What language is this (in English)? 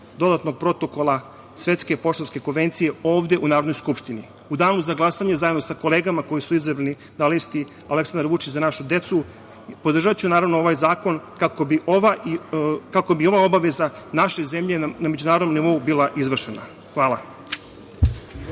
Serbian